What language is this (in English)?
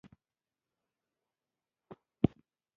Pashto